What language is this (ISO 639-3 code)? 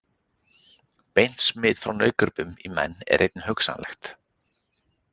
isl